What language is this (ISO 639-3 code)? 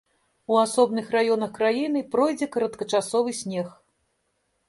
bel